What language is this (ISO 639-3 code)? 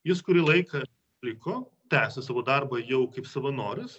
lit